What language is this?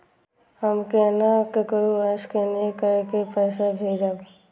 Maithili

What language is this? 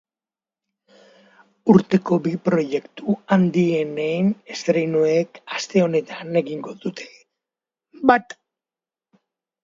Basque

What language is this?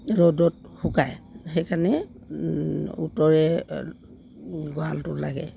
Assamese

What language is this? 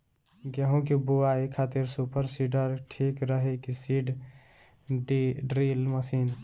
Bhojpuri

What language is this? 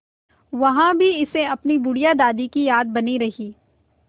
Hindi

